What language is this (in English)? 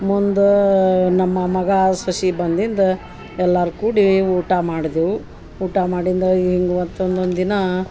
Kannada